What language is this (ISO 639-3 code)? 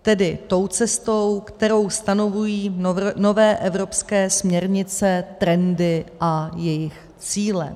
ces